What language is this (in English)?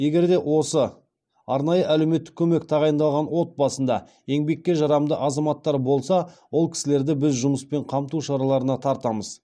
Kazakh